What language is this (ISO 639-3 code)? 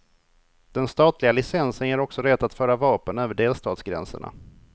swe